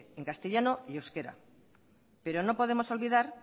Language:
Spanish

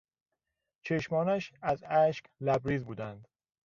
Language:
Persian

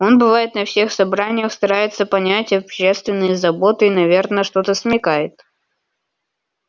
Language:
Russian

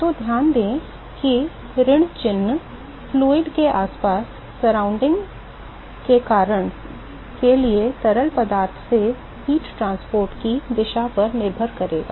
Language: Hindi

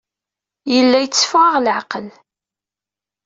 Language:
Kabyle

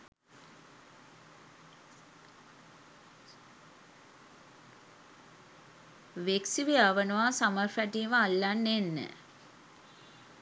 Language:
Sinhala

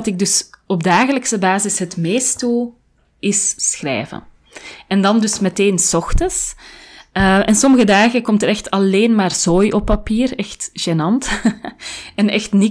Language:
Dutch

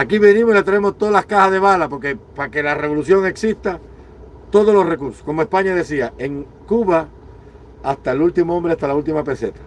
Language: Spanish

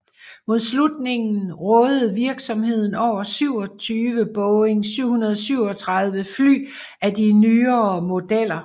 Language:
Danish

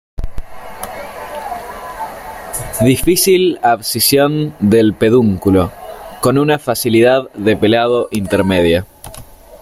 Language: Spanish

